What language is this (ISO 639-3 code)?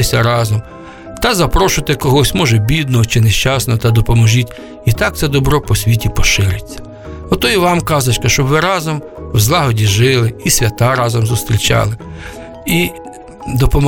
ukr